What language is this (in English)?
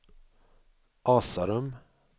Swedish